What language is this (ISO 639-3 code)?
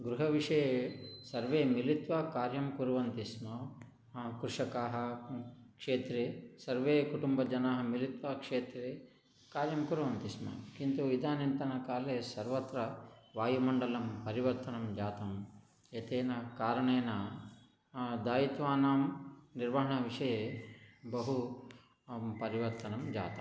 san